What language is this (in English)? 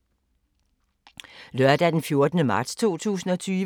Danish